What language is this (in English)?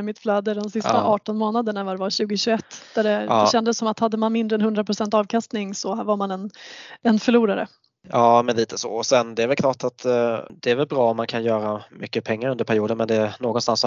Swedish